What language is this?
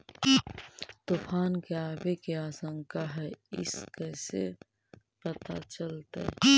Magahi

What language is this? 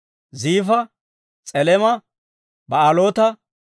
Dawro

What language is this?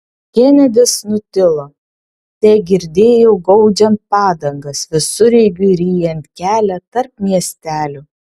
Lithuanian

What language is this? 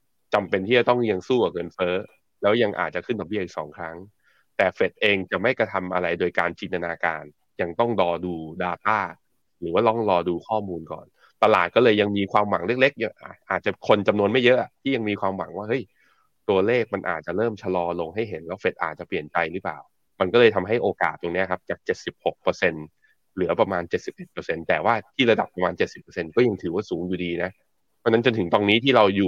Thai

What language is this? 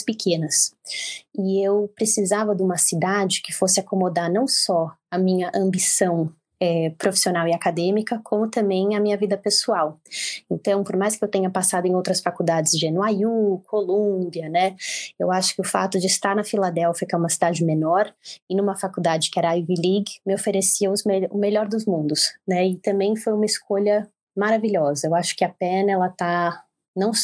Portuguese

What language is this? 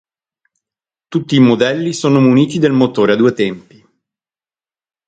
Italian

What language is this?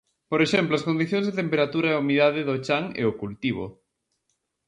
Galician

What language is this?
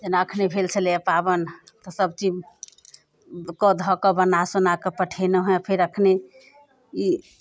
Maithili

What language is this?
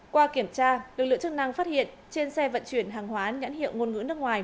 Vietnamese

